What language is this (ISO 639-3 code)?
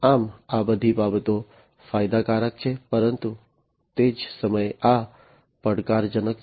guj